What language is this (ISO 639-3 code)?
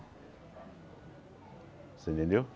por